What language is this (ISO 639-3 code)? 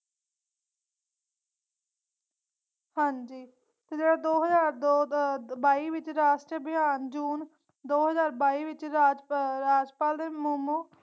pan